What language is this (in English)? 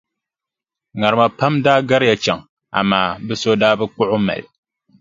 Dagbani